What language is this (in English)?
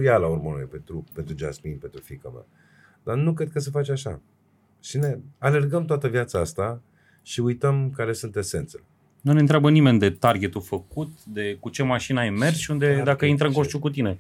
Romanian